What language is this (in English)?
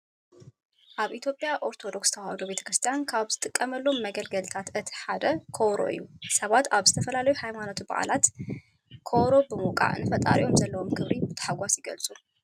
Tigrinya